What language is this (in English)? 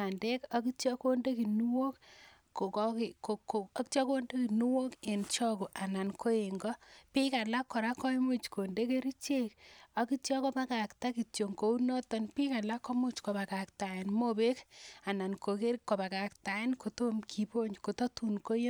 Kalenjin